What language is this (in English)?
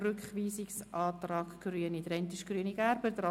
Swiss German